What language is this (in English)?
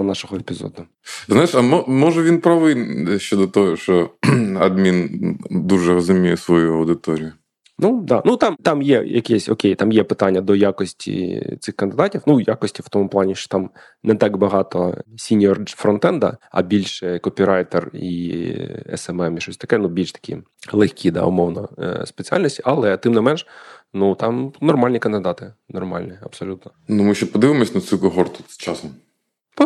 Ukrainian